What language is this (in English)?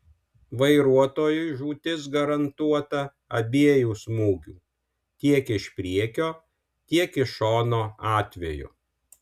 Lithuanian